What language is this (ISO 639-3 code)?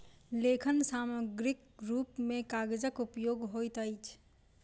mai